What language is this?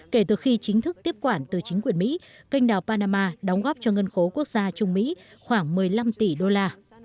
Vietnamese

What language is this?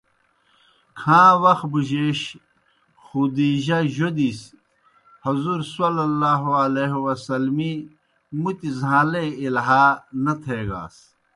Kohistani Shina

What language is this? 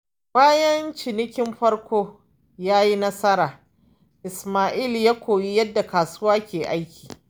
Hausa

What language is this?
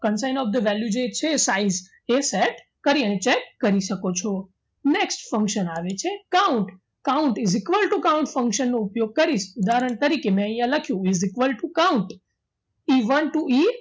Gujarati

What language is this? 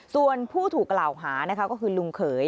Thai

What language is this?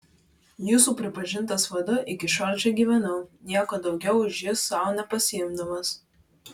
Lithuanian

